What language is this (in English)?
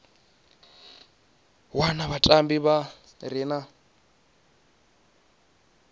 Venda